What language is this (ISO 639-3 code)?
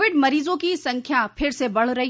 hin